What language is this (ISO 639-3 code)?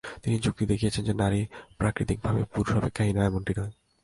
ben